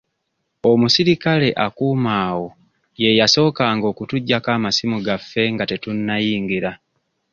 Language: Ganda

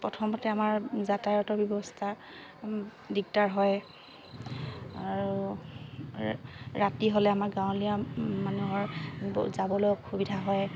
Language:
Assamese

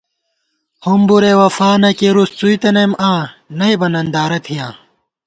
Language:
Gawar-Bati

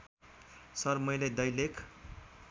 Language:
Nepali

